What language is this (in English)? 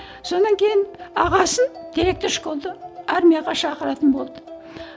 Kazakh